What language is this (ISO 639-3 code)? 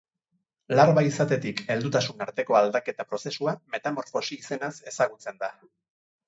eus